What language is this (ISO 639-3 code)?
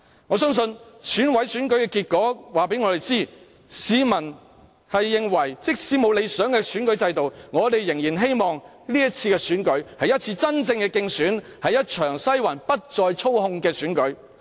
yue